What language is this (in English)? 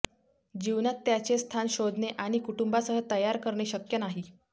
Marathi